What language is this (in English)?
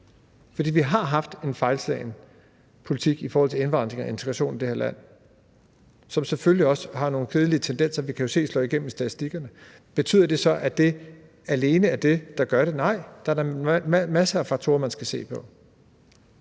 Danish